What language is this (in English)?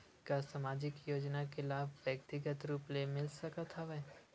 Chhattisgarhi